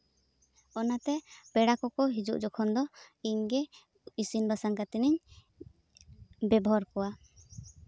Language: Santali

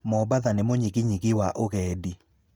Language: Kikuyu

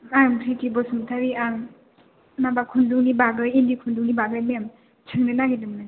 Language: Bodo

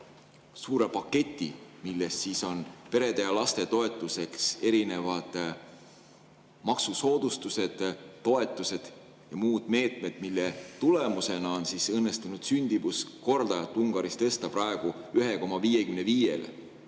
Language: Estonian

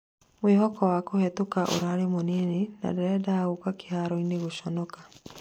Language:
Kikuyu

